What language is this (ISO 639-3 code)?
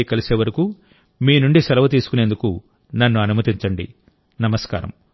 tel